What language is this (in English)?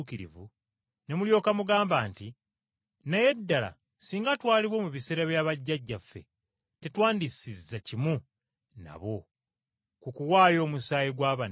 Ganda